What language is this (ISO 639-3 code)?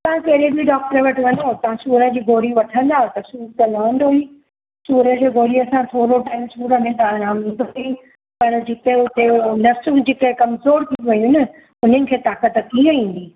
snd